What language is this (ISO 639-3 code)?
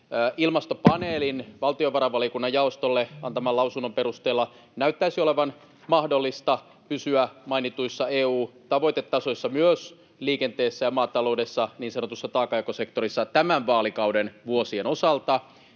fin